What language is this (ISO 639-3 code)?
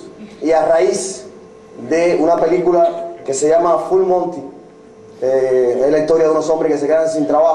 spa